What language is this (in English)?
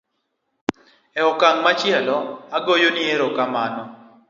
Luo (Kenya and Tanzania)